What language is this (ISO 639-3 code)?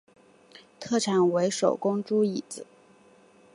zho